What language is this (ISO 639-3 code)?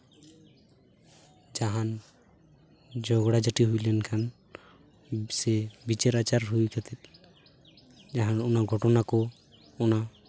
sat